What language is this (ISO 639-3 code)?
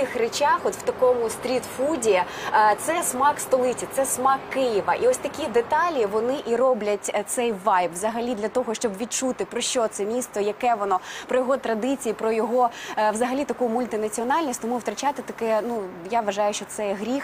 ukr